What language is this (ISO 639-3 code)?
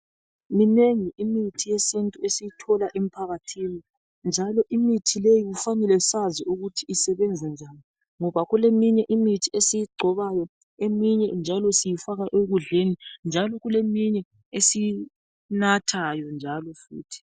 nde